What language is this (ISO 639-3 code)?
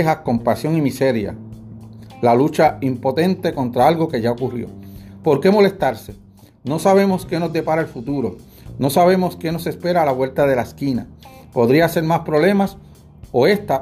spa